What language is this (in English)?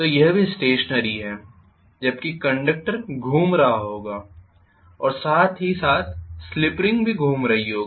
Hindi